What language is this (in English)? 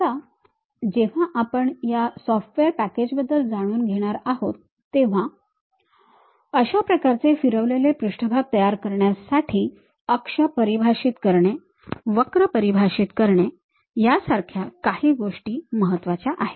Marathi